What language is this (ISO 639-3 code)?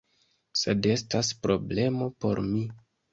epo